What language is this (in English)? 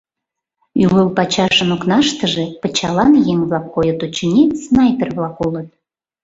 Mari